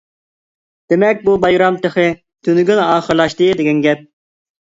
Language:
Uyghur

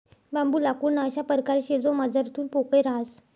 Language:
Marathi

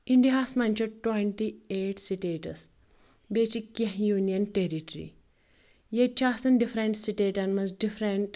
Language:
Kashmiri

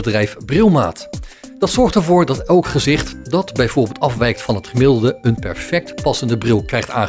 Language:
Dutch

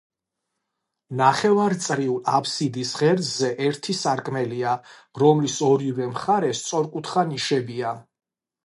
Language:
Georgian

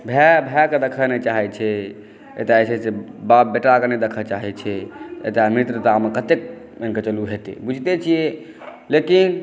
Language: Maithili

